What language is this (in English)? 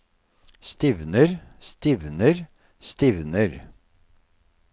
Norwegian